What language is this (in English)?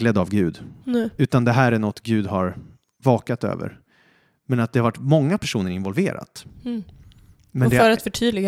Swedish